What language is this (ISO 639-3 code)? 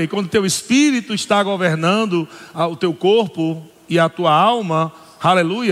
por